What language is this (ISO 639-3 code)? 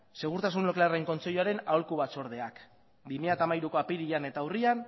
eus